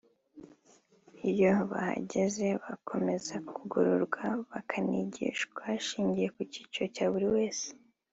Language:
Kinyarwanda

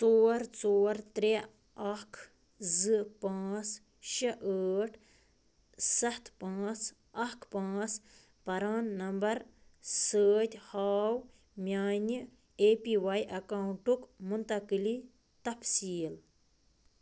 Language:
Kashmiri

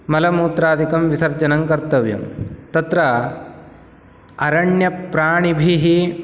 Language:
Sanskrit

